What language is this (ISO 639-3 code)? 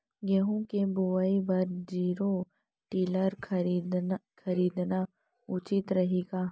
hne